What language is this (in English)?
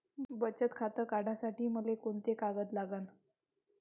Marathi